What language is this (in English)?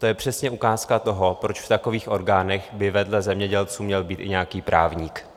Czech